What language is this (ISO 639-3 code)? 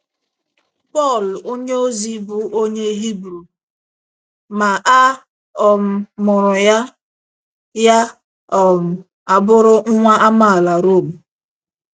ibo